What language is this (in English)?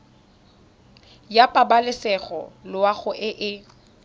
Tswana